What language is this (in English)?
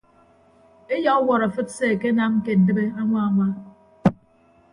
Ibibio